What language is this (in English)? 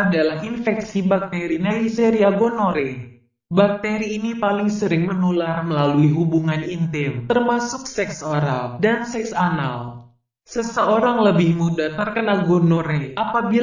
Indonesian